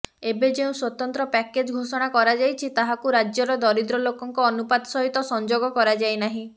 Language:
Odia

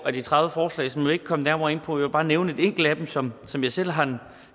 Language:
Danish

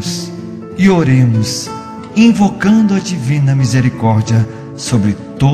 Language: Portuguese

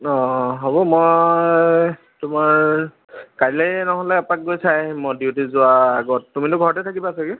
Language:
Assamese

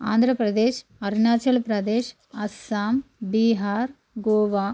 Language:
Telugu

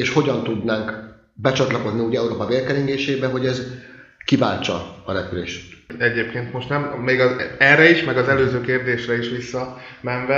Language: Hungarian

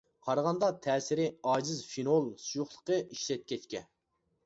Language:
Uyghur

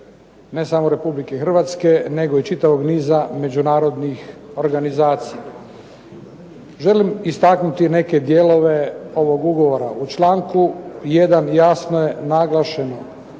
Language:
Croatian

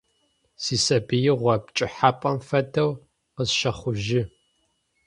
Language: Adyghe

